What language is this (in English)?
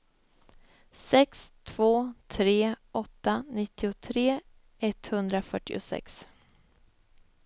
Swedish